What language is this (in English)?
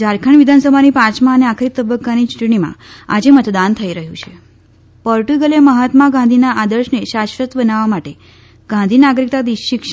Gujarati